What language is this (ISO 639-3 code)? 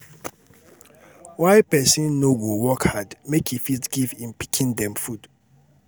pcm